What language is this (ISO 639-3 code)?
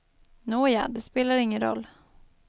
swe